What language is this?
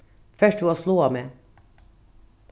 Faroese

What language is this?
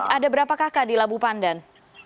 Indonesian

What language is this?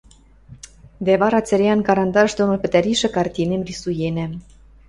Western Mari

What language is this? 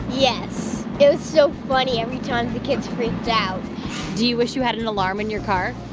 English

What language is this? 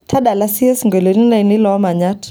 Masai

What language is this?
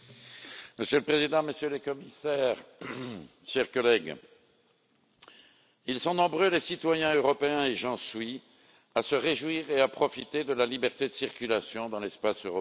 French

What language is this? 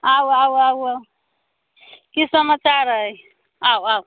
Maithili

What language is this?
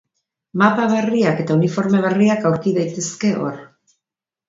Basque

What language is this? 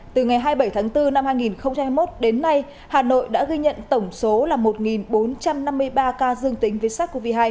Vietnamese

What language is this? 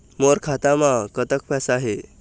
Chhattisgarhi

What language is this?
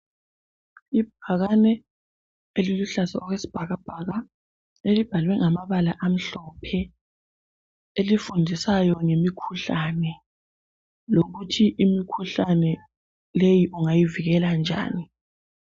North Ndebele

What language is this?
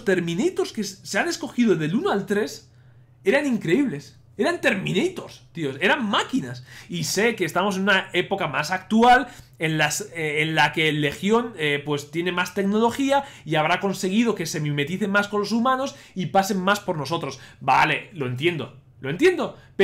Spanish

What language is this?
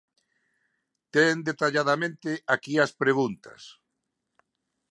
Galician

